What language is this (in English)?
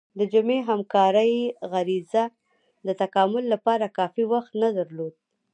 Pashto